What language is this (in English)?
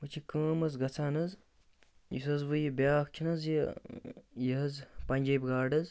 Kashmiri